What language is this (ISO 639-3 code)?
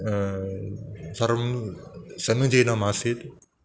san